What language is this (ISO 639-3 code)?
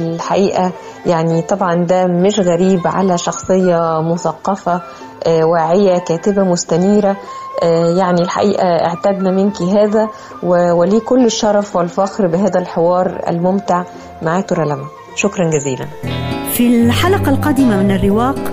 ara